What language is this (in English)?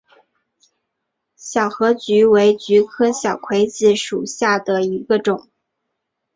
Chinese